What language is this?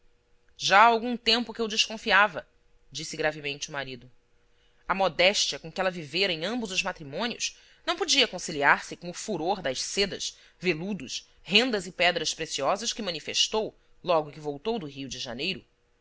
Portuguese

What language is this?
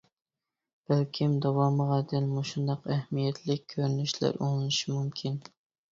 Uyghur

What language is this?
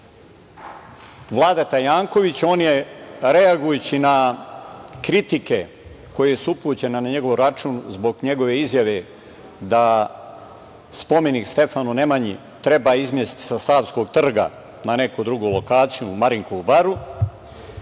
Serbian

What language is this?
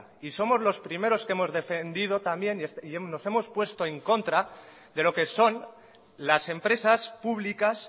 Spanish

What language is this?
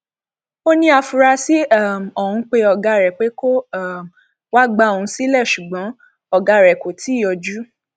Yoruba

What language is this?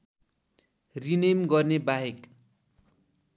Nepali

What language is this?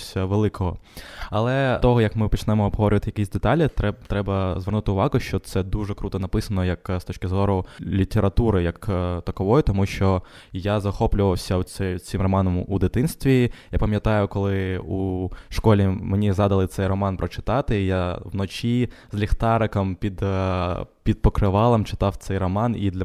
Ukrainian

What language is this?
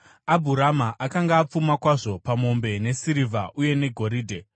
Shona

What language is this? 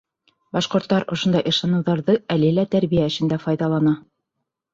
Bashkir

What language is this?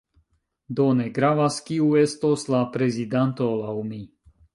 Esperanto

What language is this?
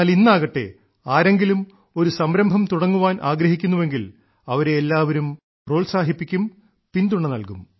Malayalam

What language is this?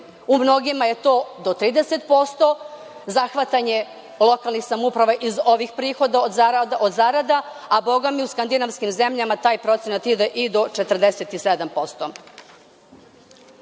Serbian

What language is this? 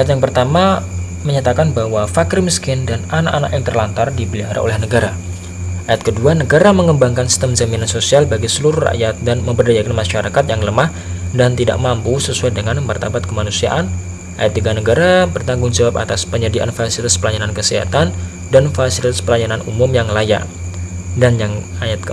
Indonesian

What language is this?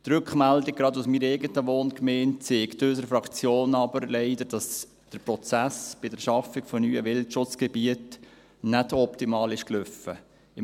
Swiss German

